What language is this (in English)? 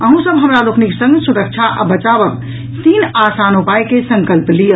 Maithili